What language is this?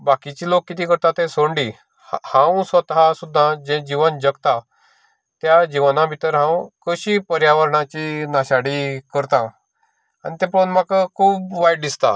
Konkani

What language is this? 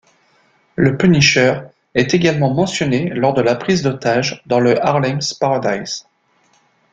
French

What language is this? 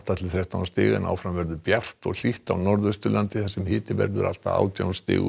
Icelandic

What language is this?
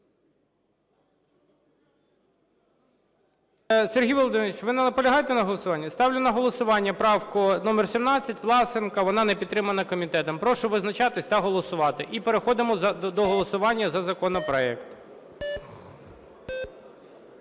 Ukrainian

